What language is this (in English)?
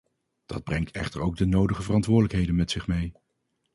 Dutch